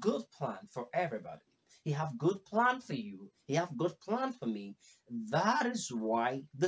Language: English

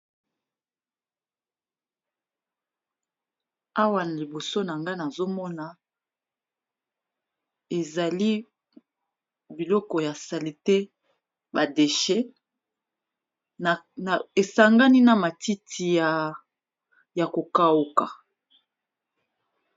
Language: Lingala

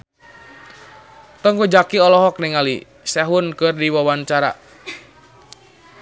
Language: Sundanese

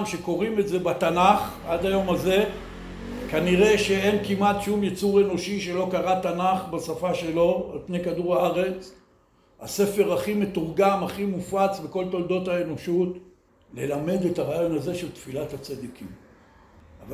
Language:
Hebrew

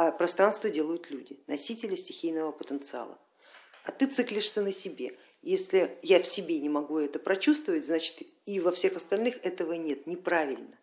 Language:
Russian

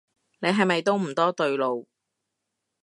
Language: Cantonese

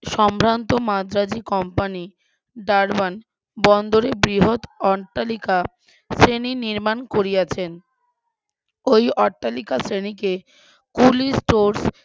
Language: Bangla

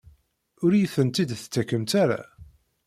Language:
Kabyle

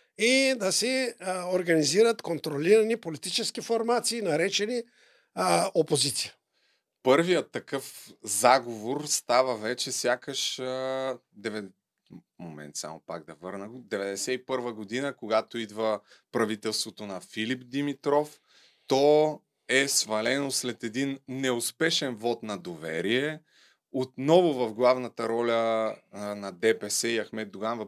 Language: Bulgarian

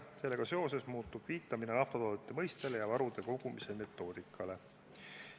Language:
Estonian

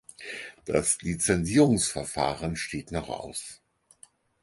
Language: German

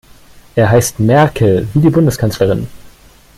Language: German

